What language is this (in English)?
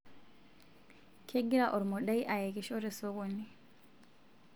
Masai